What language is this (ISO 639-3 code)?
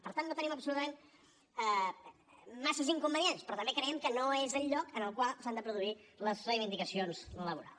cat